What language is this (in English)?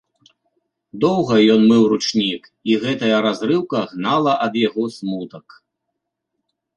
Belarusian